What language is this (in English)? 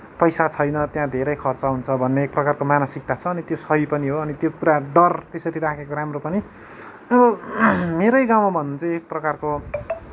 Nepali